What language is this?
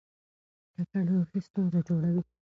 Pashto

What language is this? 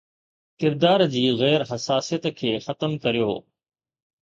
Sindhi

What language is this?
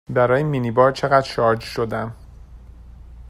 Persian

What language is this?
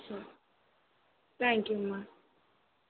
Telugu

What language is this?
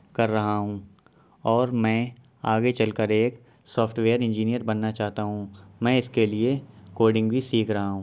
Urdu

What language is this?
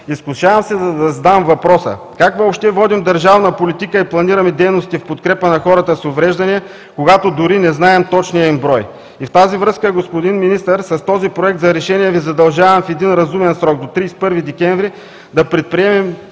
Bulgarian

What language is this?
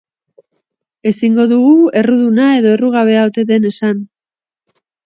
Basque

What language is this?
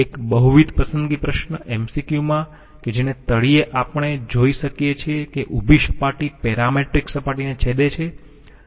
Gujarati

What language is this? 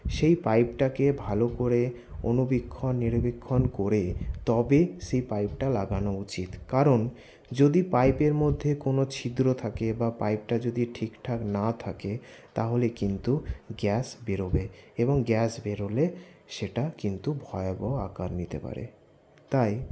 Bangla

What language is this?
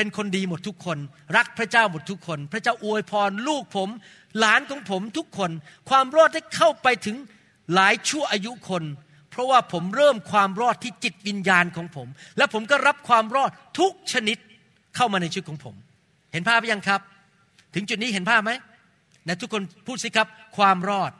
Thai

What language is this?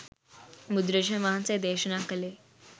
Sinhala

